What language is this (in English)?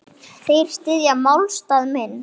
Icelandic